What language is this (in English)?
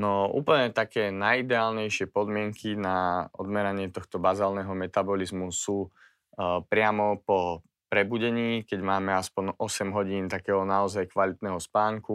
Slovak